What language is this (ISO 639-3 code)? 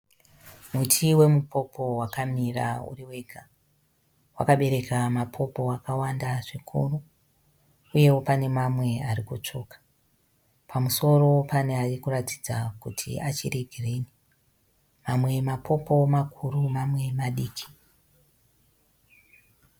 sna